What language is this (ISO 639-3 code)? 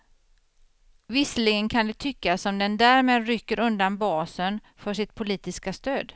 swe